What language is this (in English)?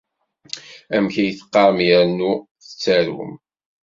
Kabyle